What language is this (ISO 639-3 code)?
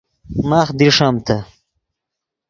ydg